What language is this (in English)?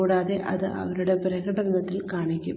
Malayalam